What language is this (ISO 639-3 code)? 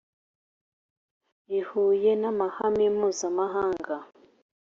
kin